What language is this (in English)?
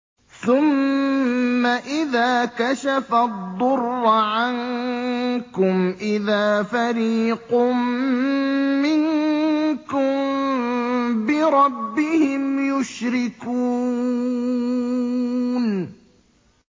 Arabic